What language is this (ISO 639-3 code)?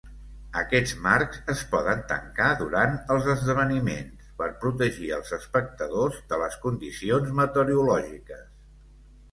cat